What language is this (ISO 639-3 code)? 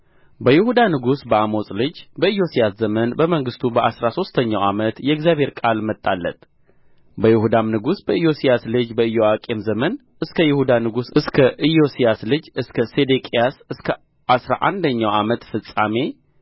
amh